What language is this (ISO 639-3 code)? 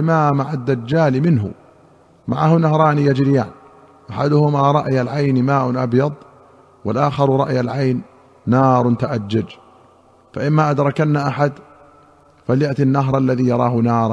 ara